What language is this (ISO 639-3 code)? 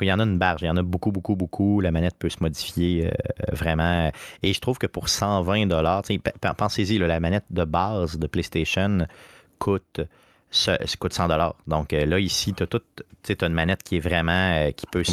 fra